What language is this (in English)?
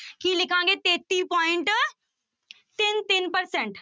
Punjabi